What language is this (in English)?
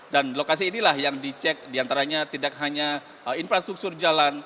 Indonesian